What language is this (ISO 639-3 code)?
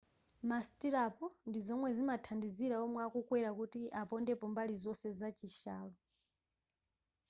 nya